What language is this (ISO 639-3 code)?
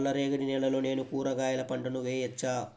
tel